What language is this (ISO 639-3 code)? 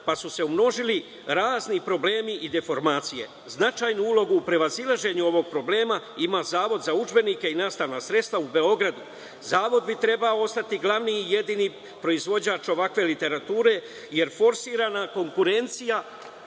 srp